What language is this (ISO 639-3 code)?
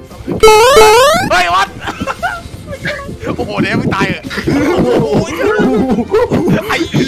tha